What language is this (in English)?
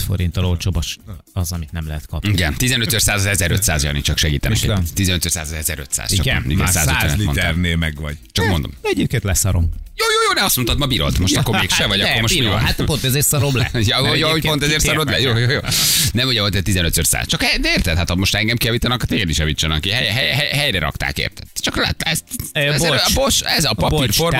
Hungarian